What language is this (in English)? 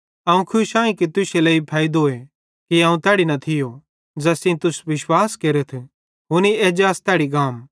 Bhadrawahi